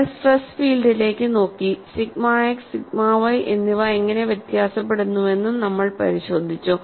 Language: Malayalam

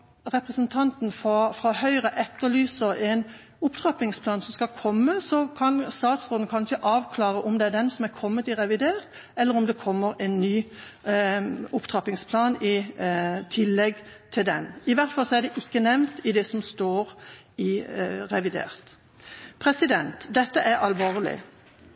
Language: Norwegian Bokmål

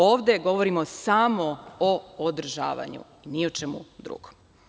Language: Serbian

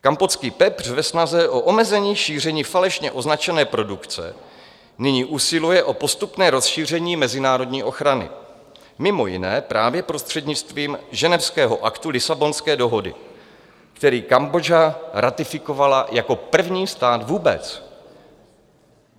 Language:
Czech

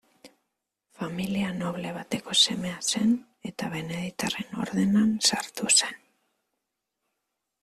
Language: Basque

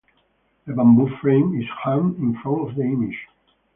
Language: English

